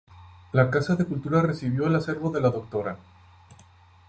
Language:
Spanish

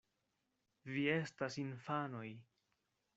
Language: Esperanto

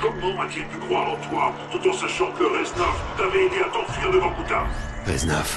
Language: French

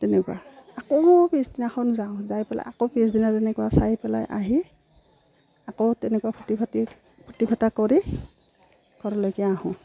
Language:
Assamese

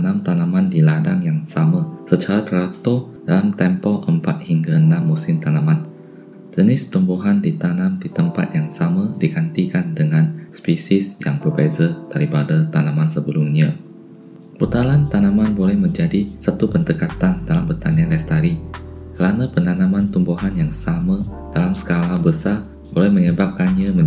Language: Malay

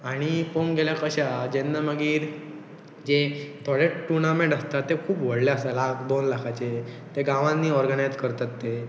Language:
Konkani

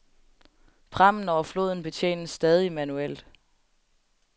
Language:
Danish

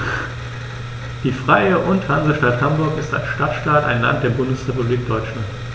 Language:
German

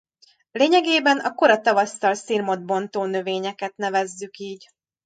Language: Hungarian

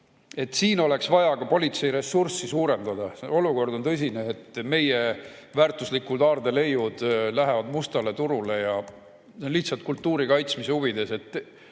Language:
Estonian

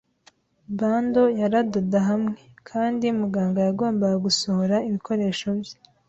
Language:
Kinyarwanda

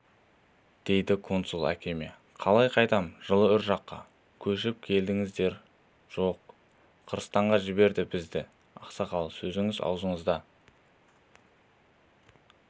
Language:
Kazakh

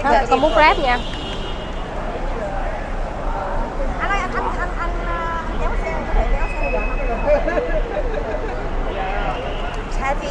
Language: Vietnamese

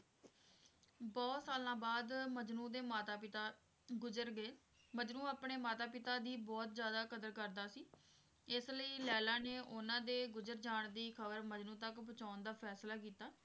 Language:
Punjabi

